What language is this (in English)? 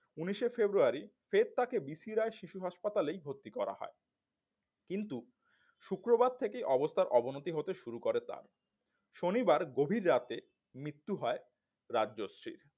Bangla